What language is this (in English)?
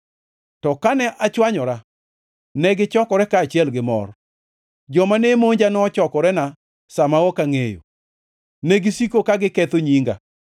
Luo (Kenya and Tanzania)